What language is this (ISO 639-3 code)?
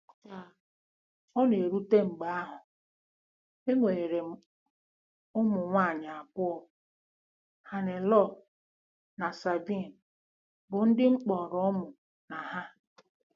ibo